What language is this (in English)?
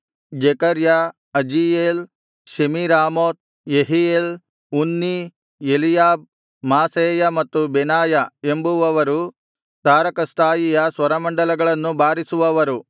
Kannada